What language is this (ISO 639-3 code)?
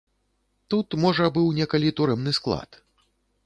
bel